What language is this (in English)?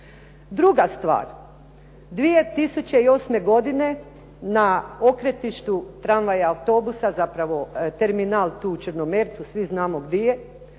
Croatian